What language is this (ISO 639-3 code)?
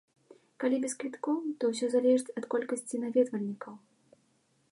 bel